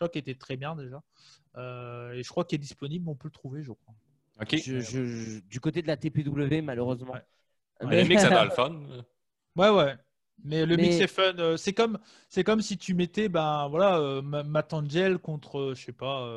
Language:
French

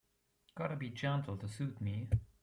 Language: English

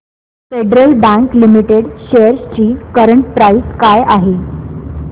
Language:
Marathi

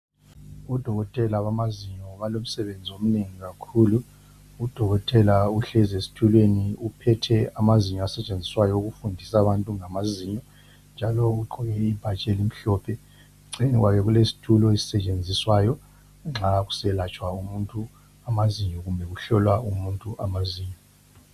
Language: North Ndebele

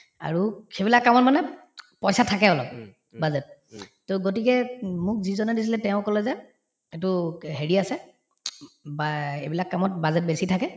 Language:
Assamese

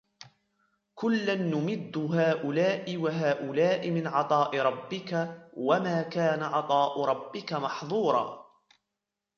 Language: Arabic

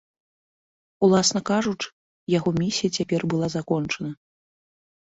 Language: Belarusian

